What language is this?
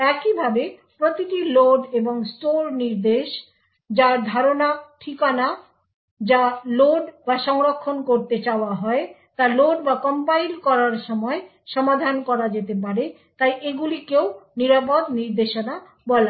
Bangla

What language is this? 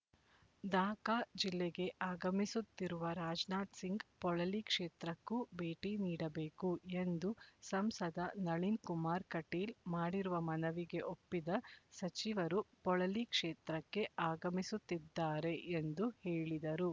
Kannada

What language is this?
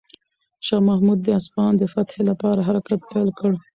Pashto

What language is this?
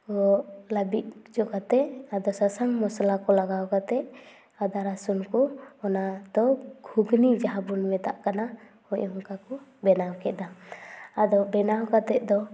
Santali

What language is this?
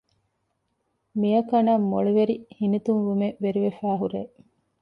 Divehi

